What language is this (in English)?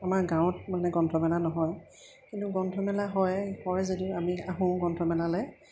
Assamese